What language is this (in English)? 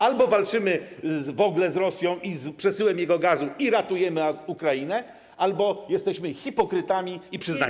Polish